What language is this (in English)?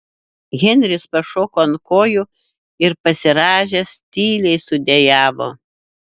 Lithuanian